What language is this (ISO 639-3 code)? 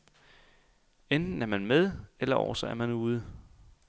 dan